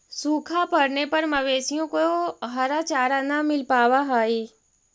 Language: Magahi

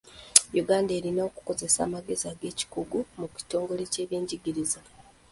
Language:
Ganda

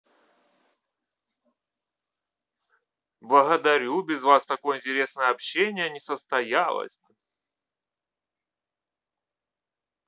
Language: Russian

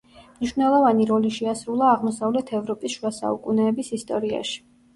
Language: Georgian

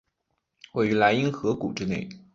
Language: Chinese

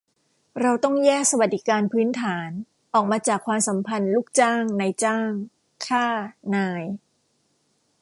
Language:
Thai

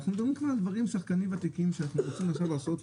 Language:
Hebrew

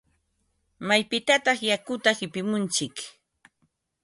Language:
Ambo-Pasco Quechua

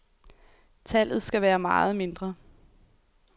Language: Danish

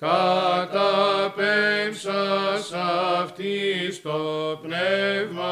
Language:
Greek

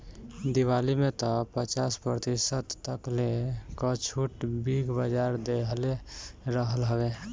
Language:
Bhojpuri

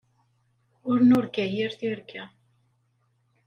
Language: Kabyle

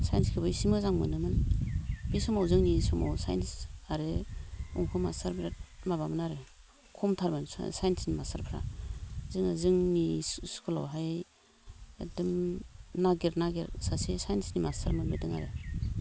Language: Bodo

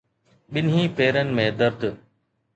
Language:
Sindhi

